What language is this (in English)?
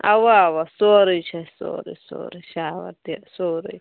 Kashmiri